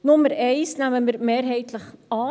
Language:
Swiss German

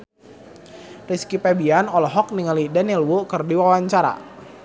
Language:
Sundanese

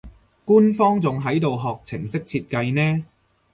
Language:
Cantonese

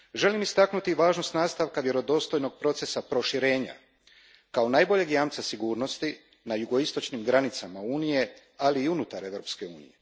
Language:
Croatian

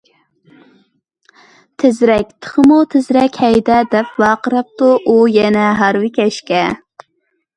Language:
Uyghur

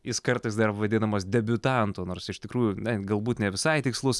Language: Lithuanian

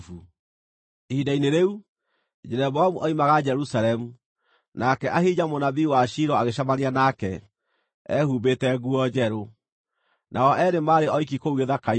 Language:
Kikuyu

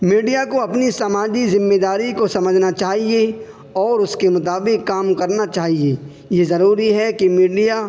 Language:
Urdu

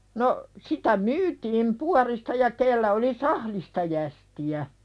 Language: Finnish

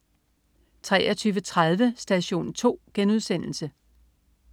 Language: Danish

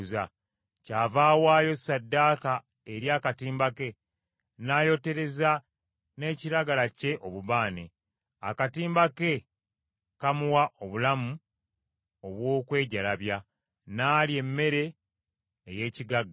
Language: Ganda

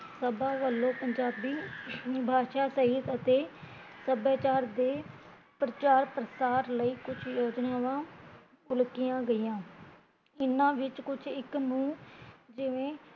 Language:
Punjabi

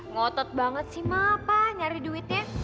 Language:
Indonesian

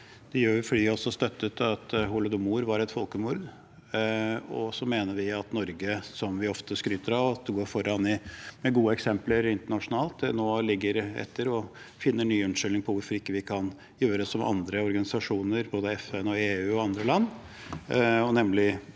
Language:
Norwegian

